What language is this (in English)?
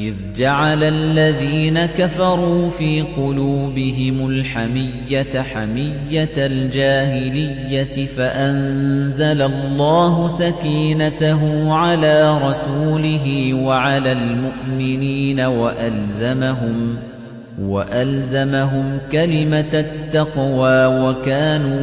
Arabic